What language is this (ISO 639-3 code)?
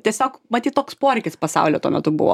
lit